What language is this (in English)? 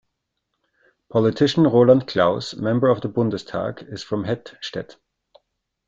English